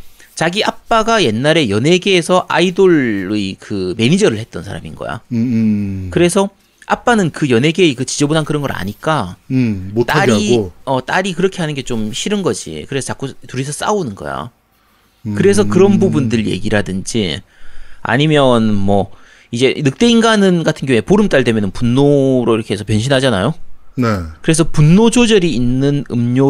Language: Korean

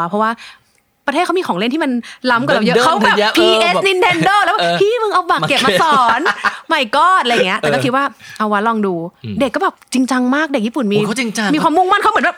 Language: Thai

